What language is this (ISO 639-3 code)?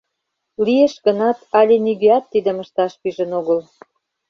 chm